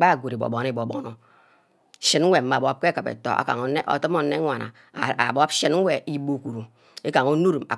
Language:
Ubaghara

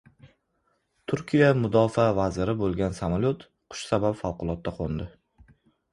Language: Uzbek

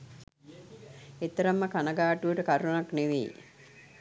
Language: Sinhala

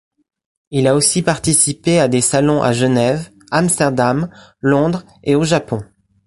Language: French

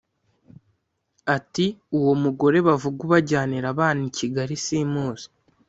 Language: Kinyarwanda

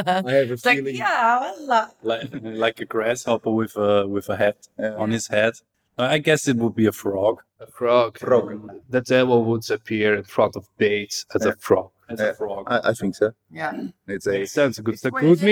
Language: English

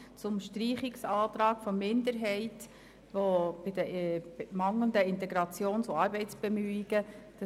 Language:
Swiss German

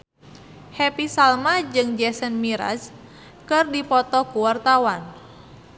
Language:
Sundanese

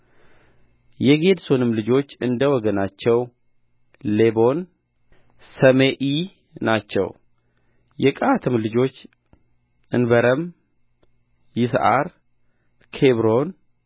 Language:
Amharic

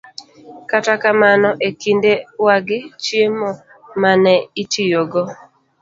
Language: Luo (Kenya and Tanzania)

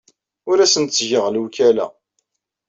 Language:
Kabyle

